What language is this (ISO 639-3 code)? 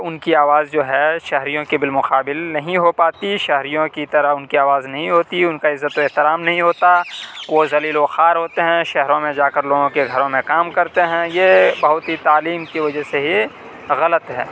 urd